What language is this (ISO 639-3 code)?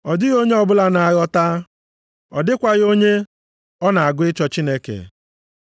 ibo